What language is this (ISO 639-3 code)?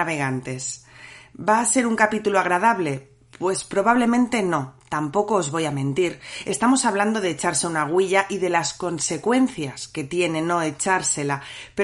spa